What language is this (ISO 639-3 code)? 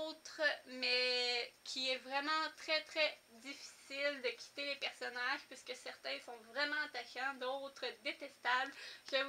fra